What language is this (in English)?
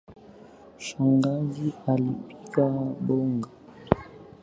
Swahili